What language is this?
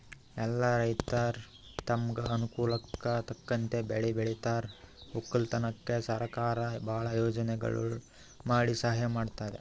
Kannada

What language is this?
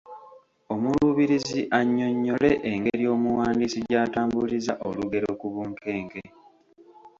Ganda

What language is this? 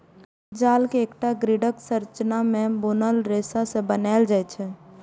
Maithili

